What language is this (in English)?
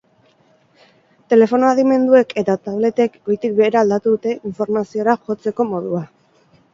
Basque